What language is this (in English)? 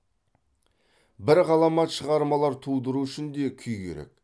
Kazakh